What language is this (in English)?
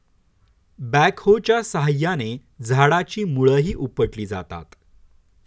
Marathi